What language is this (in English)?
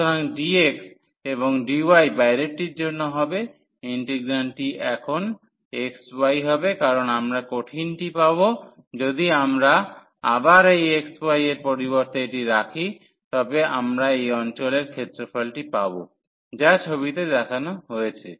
Bangla